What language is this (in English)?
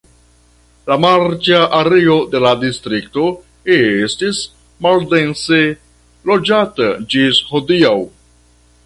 Esperanto